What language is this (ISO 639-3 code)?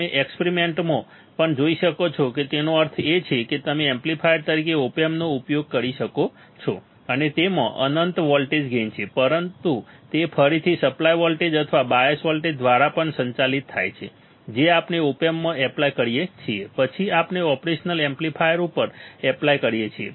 guj